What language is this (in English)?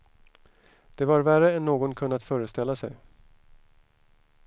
Swedish